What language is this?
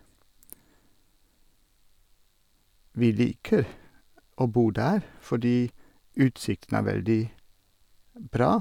Norwegian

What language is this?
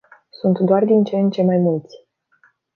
Romanian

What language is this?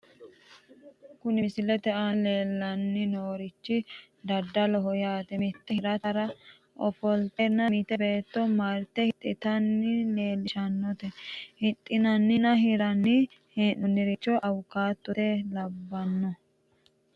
Sidamo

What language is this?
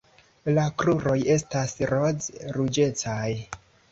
Esperanto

